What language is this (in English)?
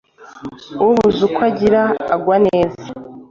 Kinyarwanda